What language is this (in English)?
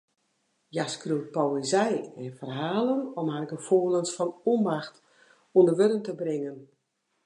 Western Frisian